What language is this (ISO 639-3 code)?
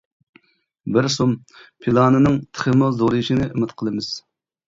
uig